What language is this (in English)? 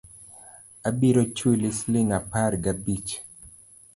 Luo (Kenya and Tanzania)